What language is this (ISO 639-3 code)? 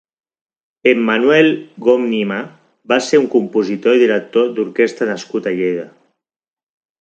cat